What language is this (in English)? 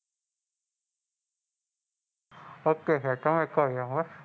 Gujarati